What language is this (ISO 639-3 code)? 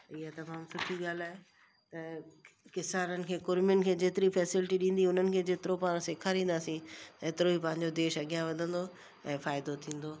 snd